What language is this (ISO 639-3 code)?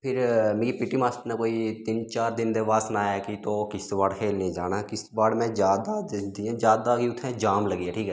doi